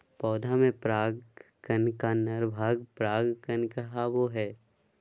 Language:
Magahi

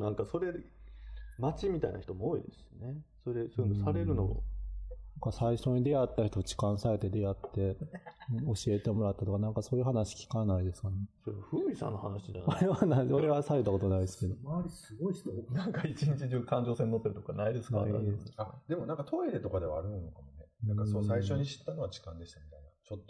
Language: Japanese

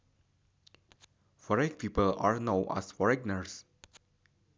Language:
Sundanese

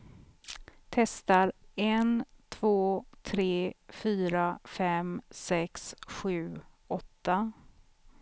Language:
Swedish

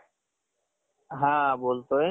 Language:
Marathi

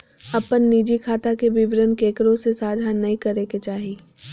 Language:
Magahi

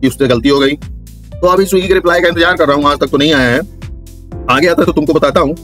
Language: Hindi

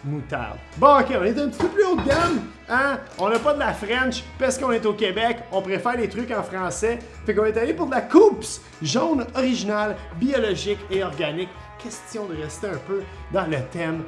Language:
French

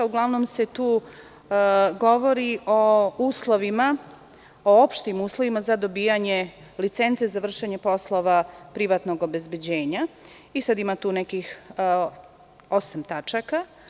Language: Serbian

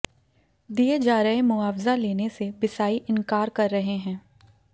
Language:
Hindi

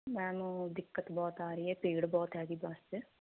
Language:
Punjabi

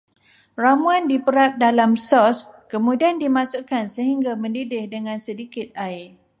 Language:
Malay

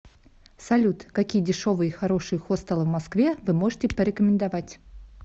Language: Russian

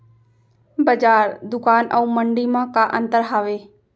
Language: Chhattisgarhi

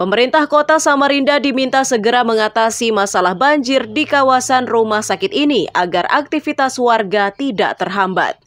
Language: Indonesian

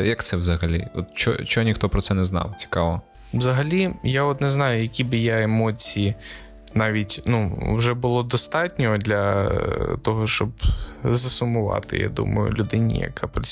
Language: Ukrainian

